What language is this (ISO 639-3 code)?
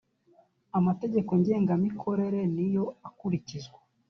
kin